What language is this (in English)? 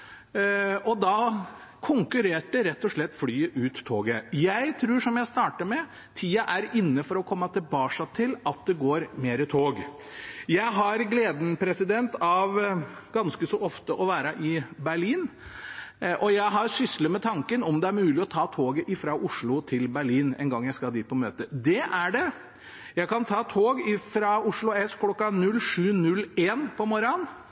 Norwegian Bokmål